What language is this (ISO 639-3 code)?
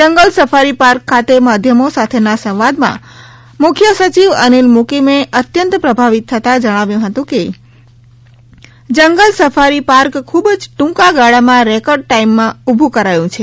guj